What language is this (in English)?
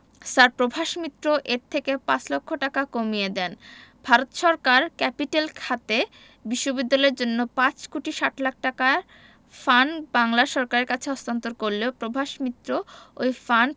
Bangla